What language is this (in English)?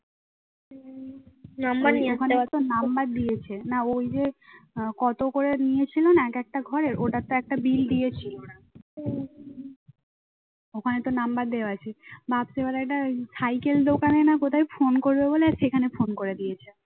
Bangla